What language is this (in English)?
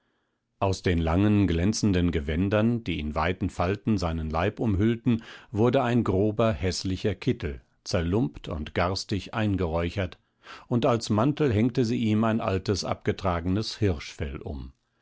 German